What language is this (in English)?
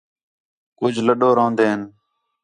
Khetrani